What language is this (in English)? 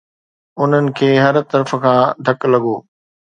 Sindhi